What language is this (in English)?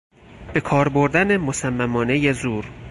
Persian